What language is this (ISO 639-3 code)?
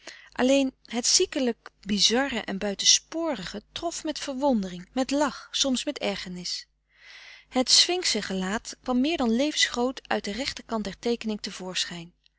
nld